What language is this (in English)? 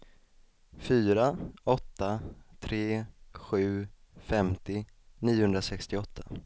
Swedish